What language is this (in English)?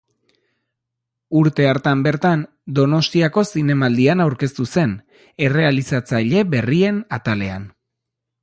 Basque